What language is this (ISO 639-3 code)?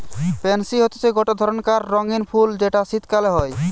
ben